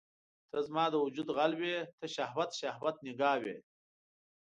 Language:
Pashto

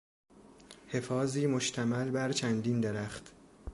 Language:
Persian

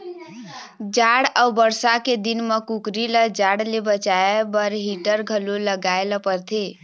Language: Chhattisgarhi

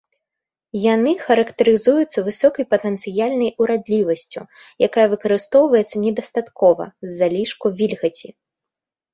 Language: Belarusian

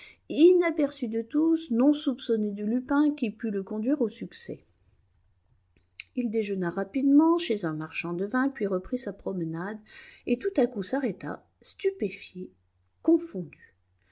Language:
French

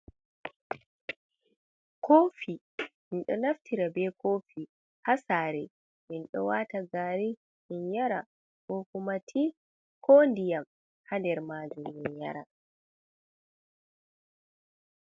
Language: Fula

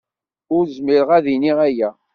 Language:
Kabyle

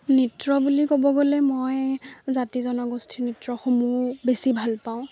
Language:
Assamese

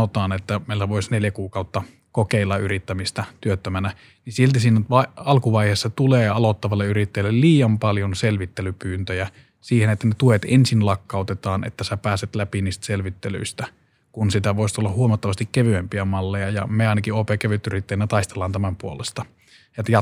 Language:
Finnish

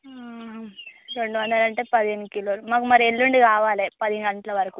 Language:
Telugu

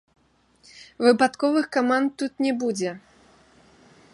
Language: Belarusian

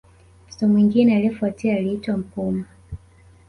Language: Swahili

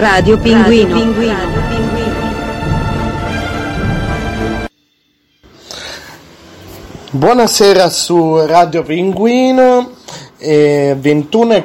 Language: Italian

